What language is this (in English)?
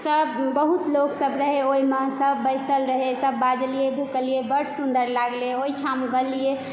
Maithili